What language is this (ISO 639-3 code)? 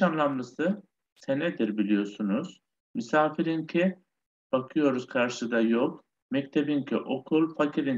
tur